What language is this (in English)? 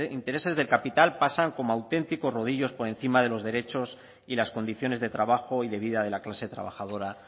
Spanish